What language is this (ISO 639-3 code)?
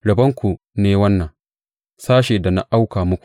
hau